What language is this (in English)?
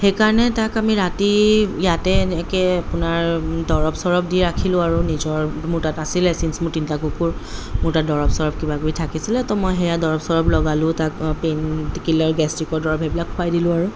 Assamese